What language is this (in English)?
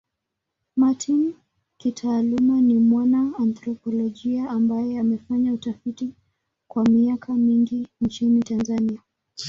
Swahili